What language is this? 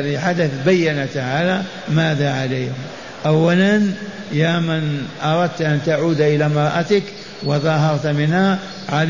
Arabic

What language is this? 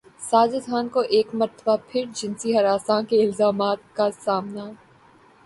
Urdu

